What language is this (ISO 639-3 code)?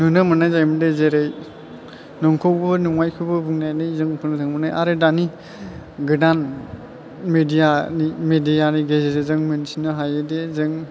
brx